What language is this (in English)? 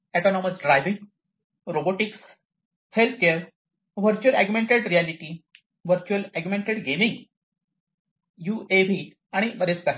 Marathi